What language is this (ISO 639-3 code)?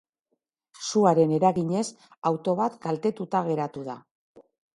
eus